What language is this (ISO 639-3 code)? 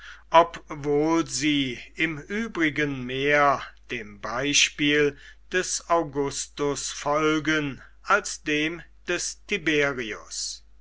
deu